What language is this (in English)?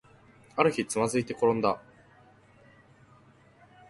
Japanese